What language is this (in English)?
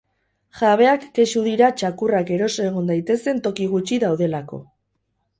Basque